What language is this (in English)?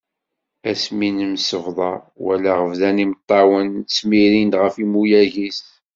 Kabyle